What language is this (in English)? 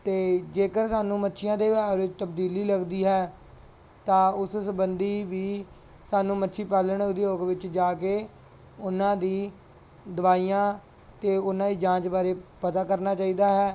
Punjabi